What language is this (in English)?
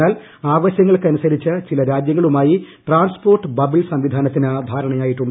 Malayalam